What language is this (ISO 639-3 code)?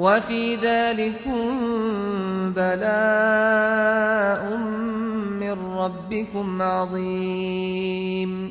ara